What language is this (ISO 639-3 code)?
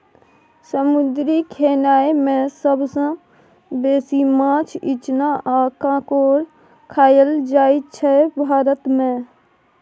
mai